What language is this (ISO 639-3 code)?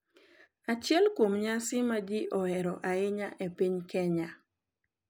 luo